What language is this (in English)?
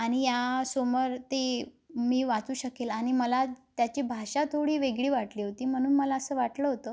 Marathi